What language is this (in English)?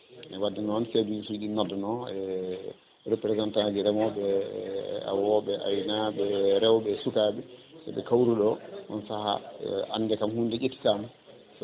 Fula